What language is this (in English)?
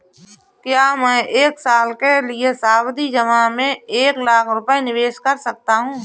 Hindi